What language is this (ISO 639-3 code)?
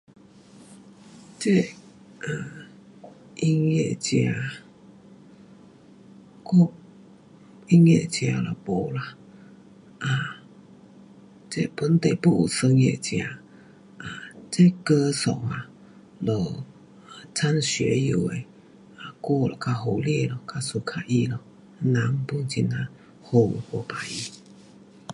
cpx